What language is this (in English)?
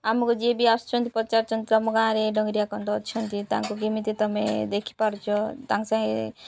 Odia